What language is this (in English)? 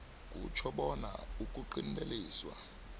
South Ndebele